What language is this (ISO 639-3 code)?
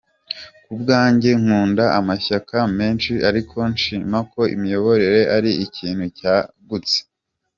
kin